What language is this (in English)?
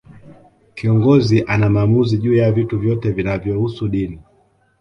Swahili